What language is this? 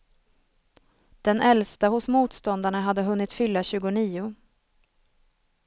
Swedish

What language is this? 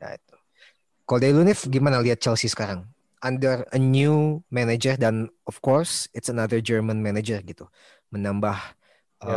Indonesian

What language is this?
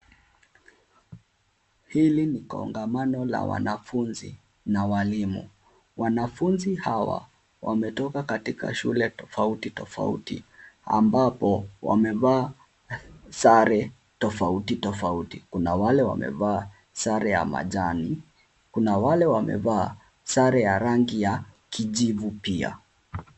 Swahili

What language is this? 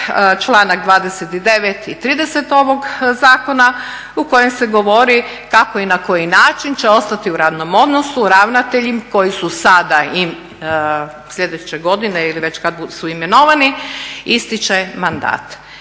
Croatian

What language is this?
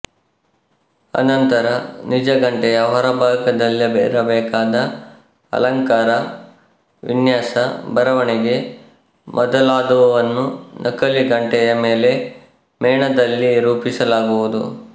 Kannada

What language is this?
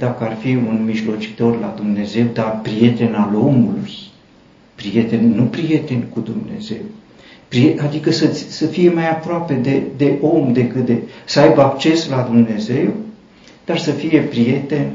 Romanian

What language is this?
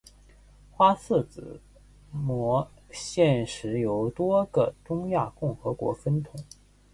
Chinese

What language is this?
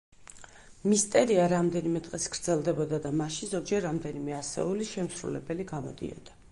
Georgian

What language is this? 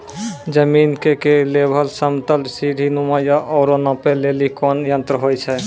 Maithili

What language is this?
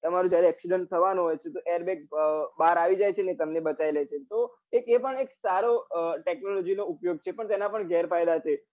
Gujarati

